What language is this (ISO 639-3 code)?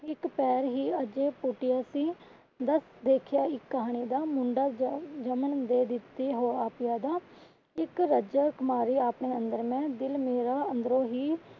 pan